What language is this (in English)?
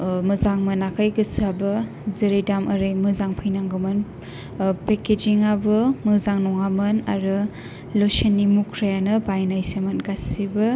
Bodo